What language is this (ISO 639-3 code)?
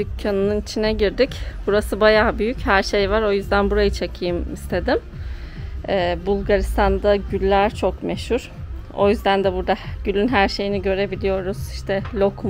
tur